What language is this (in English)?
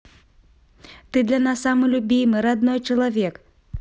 Russian